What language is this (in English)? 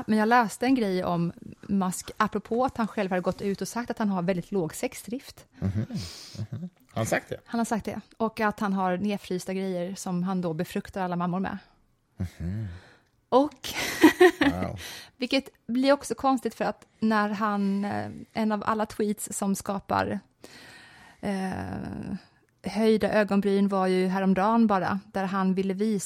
Swedish